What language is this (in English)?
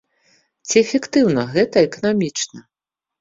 Belarusian